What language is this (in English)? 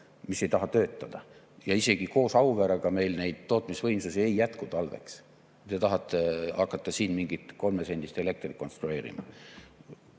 Estonian